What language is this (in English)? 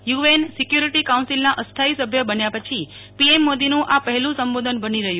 Gujarati